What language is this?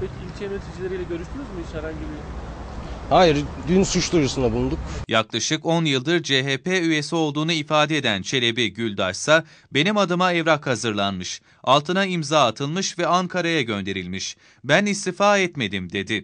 Turkish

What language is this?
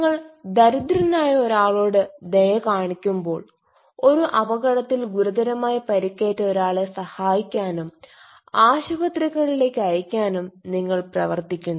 Malayalam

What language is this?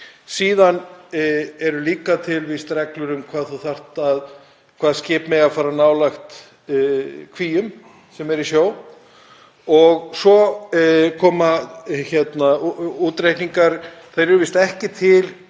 Icelandic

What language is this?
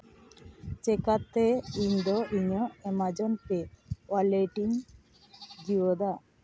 Santali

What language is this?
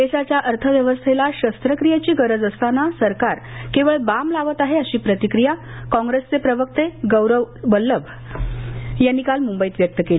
Marathi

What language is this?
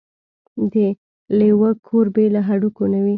Pashto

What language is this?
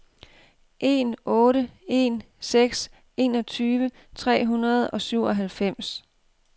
Danish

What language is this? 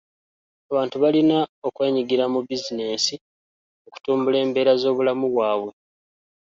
Ganda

